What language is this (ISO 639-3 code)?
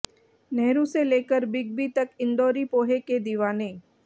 hin